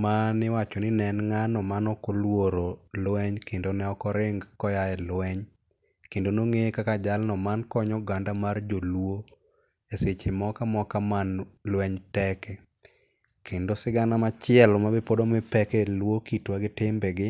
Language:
Luo (Kenya and Tanzania)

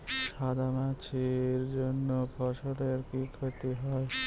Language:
Bangla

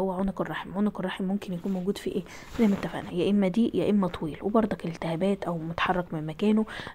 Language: Arabic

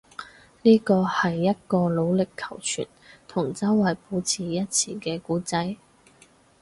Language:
Cantonese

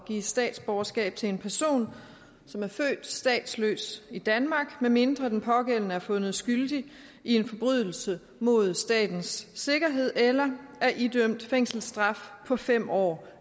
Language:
Danish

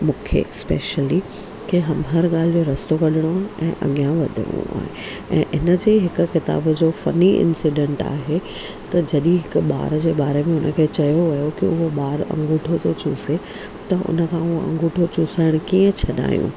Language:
Sindhi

